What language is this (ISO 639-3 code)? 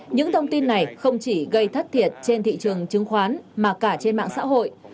vie